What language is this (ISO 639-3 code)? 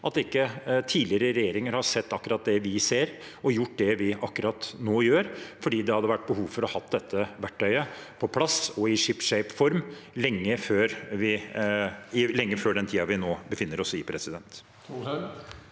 nor